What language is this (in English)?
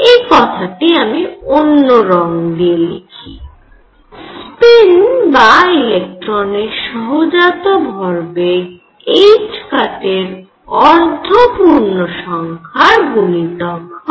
Bangla